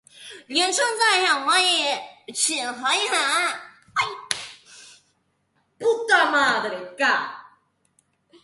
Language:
Chinese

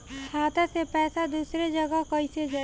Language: Bhojpuri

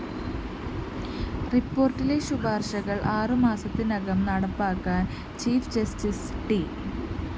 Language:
Malayalam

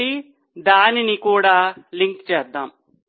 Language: Telugu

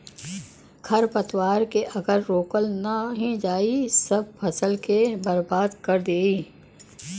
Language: Bhojpuri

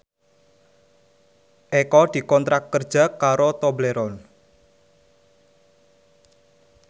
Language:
Javanese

